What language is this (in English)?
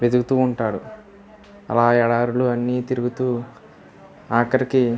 Telugu